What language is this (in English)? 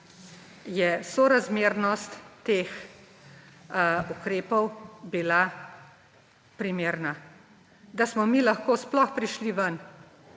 Slovenian